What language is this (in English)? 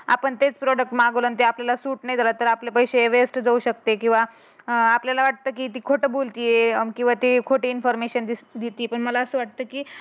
Marathi